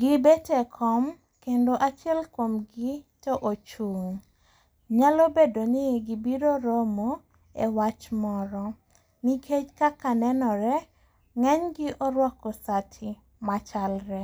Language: Luo (Kenya and Tanzania)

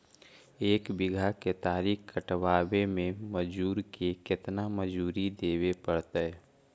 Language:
Magahi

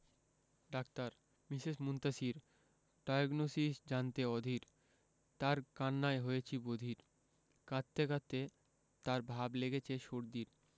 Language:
Bangla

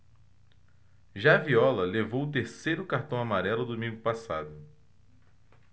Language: Portuguese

